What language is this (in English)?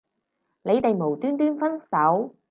Cantonese